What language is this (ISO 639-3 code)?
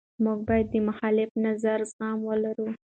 pus